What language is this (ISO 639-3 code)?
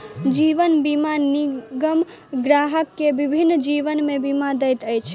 mai